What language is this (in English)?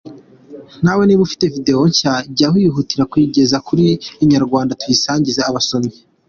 Kinyarwanda